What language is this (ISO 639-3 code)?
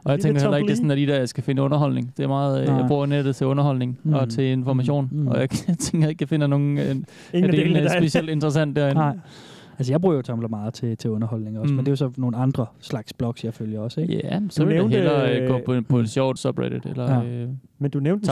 dan